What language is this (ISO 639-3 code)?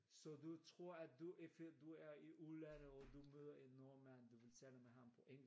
dan